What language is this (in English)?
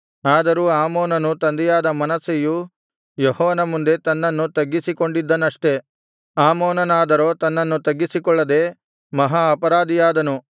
Kannada